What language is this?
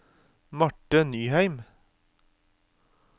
Norwegian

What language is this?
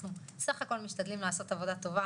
Hebrew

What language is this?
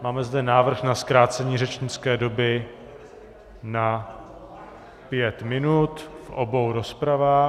Czech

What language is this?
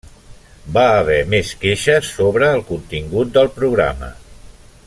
Catalan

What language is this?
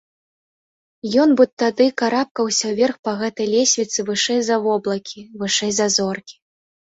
Belarusian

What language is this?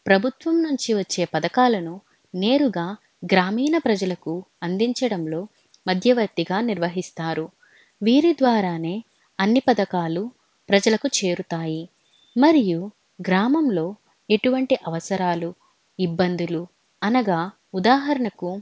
Telugu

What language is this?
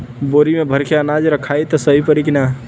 Bhojpuri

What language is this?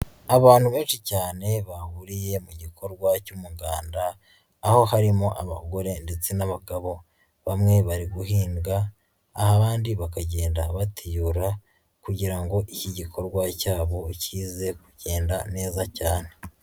Kinyarwanda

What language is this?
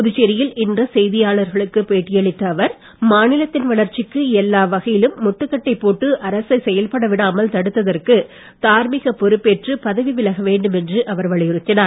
Tamil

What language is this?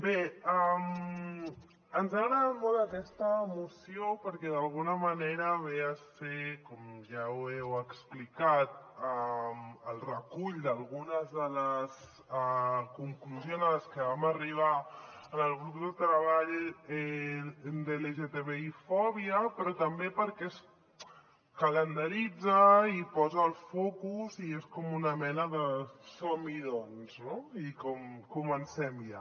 Catalan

